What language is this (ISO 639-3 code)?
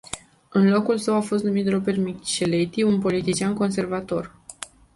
ron